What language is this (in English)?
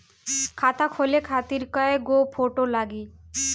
Bhojpuri